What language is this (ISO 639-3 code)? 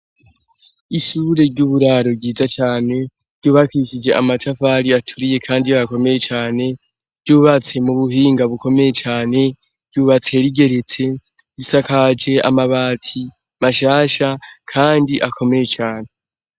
run